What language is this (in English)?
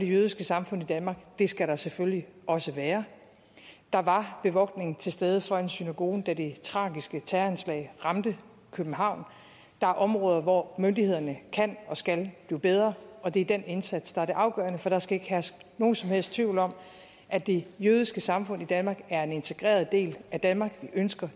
Danish